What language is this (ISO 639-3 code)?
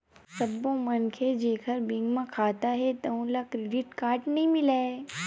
hne